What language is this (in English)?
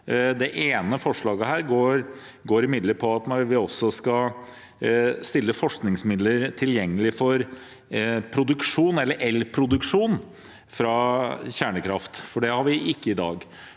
Norwegian